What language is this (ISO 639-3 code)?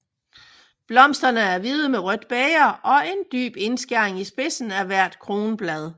dan